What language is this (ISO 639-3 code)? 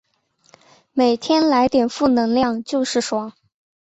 zho